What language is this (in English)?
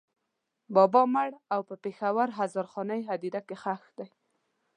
Pashto